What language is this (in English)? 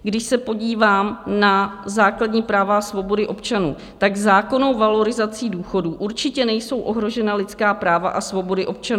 Czech